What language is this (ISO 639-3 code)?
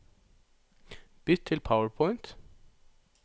nor